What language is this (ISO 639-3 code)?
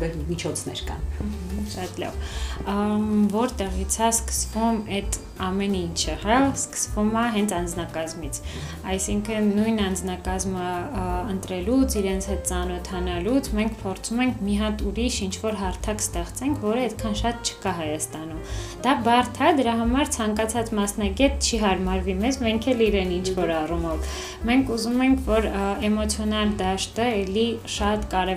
ron